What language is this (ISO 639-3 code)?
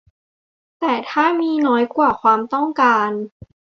tha